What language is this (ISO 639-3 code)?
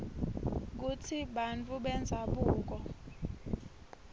ssw